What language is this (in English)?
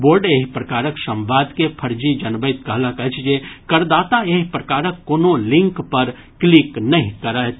Maithili